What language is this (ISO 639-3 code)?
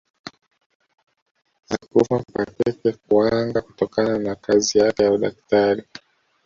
swa